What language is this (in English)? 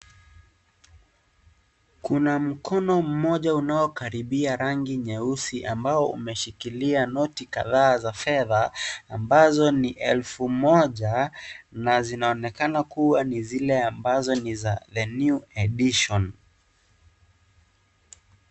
Swahili